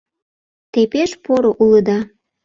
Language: Mari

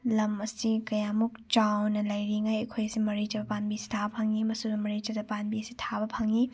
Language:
Manipuri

